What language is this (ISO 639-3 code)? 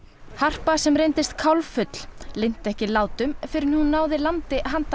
isl